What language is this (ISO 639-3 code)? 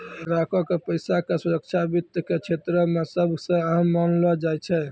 mai